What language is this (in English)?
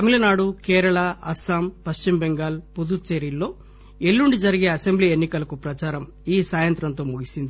Telugu